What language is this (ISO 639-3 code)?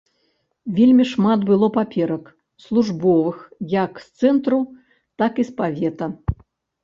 bel